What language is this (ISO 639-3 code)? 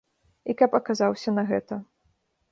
bel